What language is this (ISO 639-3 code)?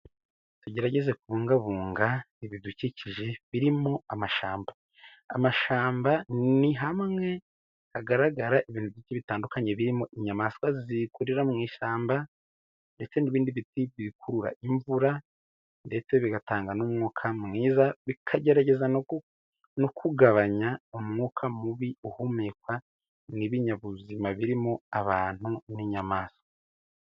kin